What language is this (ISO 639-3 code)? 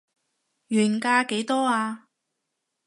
yue